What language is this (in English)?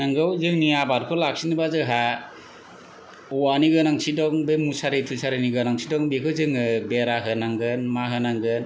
Bodo